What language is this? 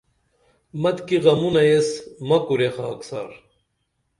Dameli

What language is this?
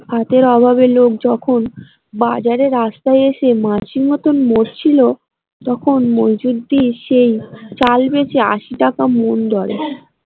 Bangla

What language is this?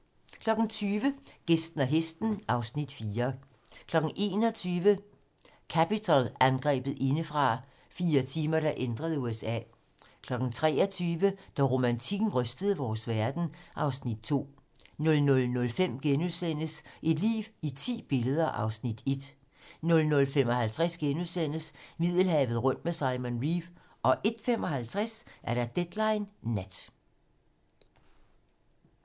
Danish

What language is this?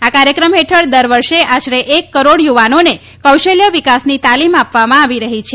Gujarati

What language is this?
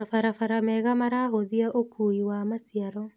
Kikuyu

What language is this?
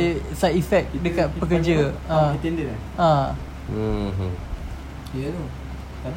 Malay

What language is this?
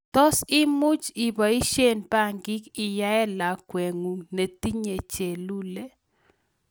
Kalenjin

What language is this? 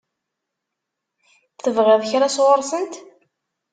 Kabyle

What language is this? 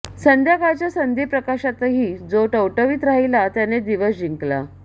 Marathi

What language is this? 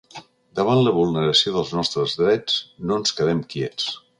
Catalan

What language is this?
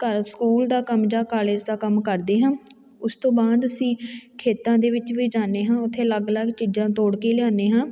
Punjabi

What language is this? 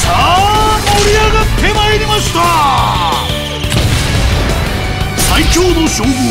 Japanese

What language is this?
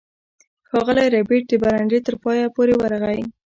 Pashto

